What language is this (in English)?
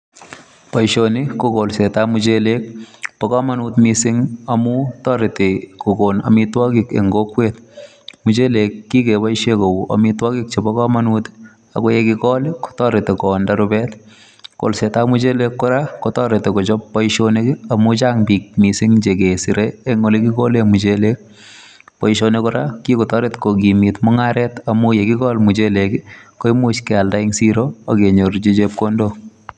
Kalenjin